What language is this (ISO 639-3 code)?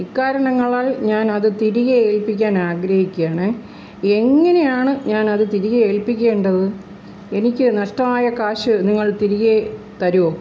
mal